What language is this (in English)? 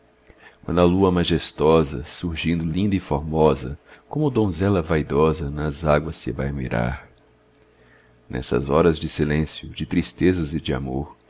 Portuguese